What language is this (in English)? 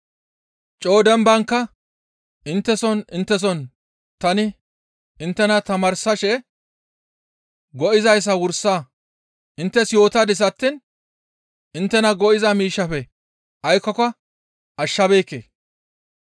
Gamo